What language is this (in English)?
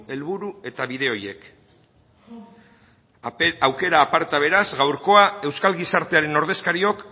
Basque